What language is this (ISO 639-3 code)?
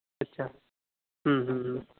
sat